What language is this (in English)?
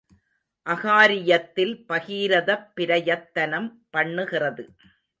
Tamil